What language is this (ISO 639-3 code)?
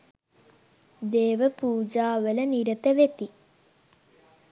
sin